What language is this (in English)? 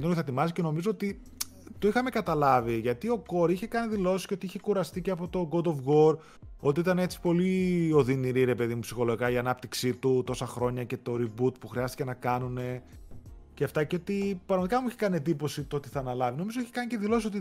Greek